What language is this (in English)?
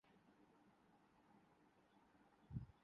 Urdu